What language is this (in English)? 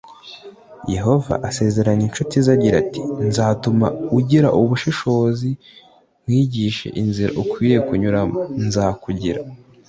Kinyarwanda